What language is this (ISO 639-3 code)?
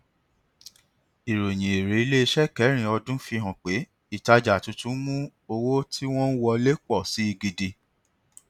yor